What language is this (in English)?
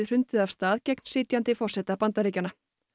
Icelandic